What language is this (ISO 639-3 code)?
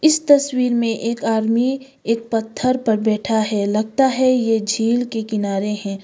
hin